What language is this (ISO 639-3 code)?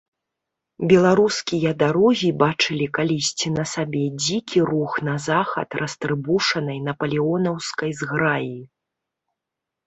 bel